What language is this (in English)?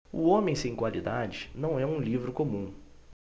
Portuguese